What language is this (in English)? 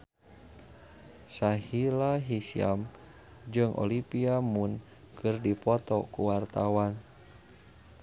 Sundanese